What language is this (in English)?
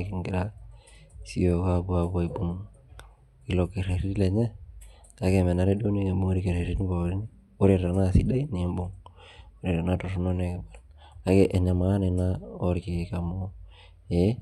Masai